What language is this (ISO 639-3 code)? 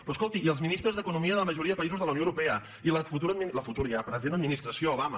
cat